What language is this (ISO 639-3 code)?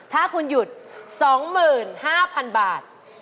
tha